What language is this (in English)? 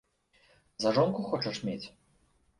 Belarusian